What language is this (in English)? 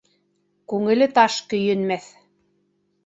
Bashkir